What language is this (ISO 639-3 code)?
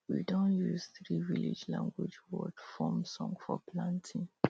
pcm